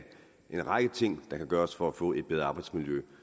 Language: Danish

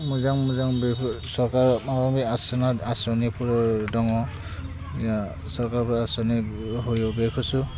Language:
Bodo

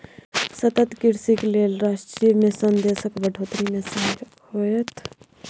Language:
Maithili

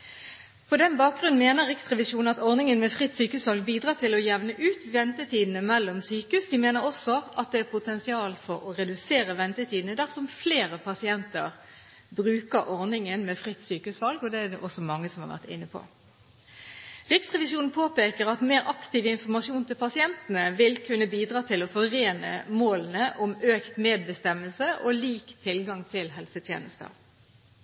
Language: Norwegian Bokmål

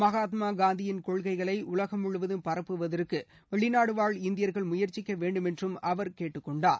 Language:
Tamil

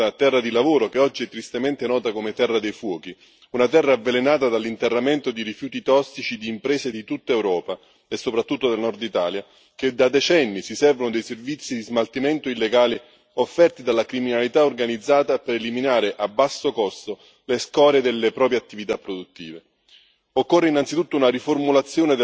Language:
Italian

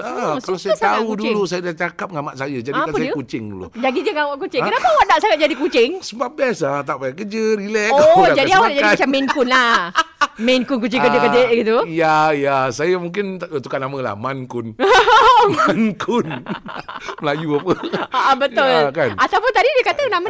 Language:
Malay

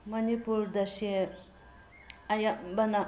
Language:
Manipuri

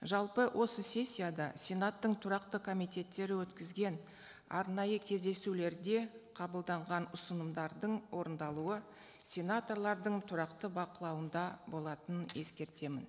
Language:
Kazakh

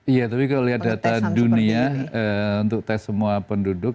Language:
Indonesian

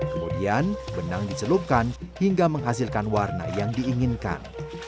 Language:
Indonesian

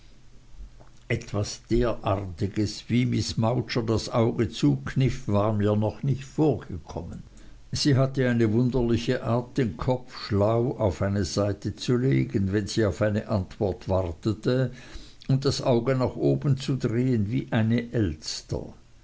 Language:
German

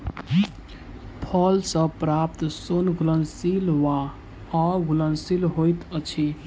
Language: Maithili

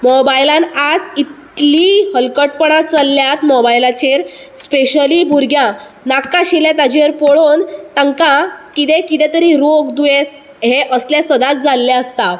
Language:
Konkani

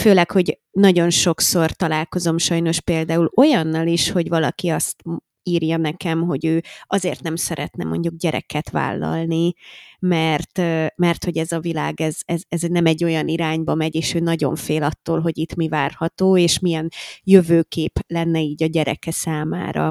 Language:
Hungarian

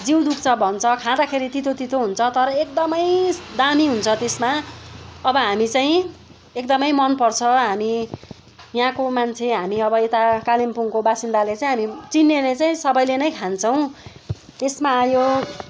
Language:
Nepali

